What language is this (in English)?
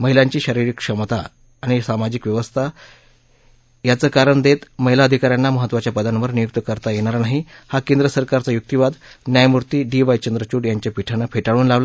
Marathi